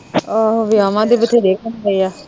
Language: Punjabi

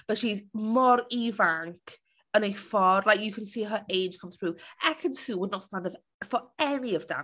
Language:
Welsh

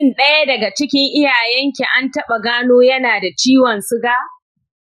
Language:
Hausa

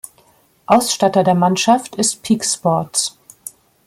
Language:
German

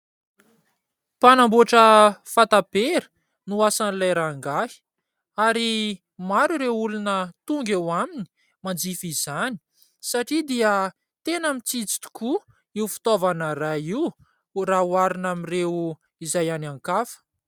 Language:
Malagasy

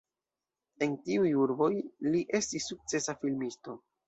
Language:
Esperanto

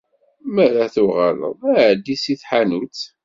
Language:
Kabyle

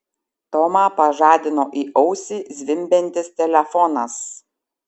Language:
Lithuanian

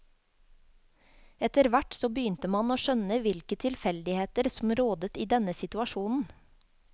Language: Norwegian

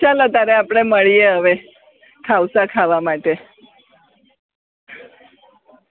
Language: Gujarati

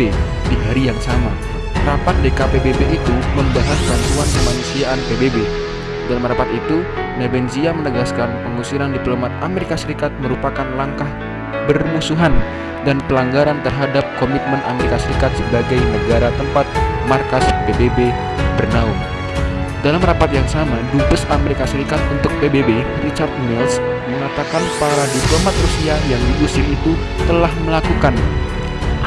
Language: Indonesian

